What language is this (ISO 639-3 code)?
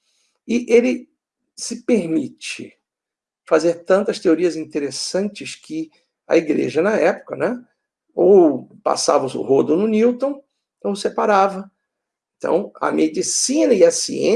por